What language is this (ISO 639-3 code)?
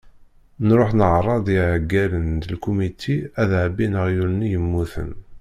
kab